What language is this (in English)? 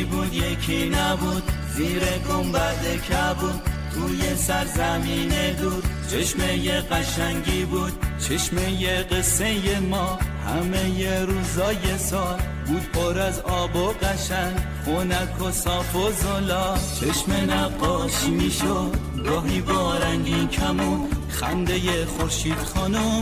Persian